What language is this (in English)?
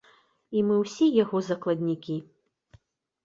Belarusian